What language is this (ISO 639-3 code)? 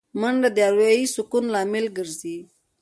pus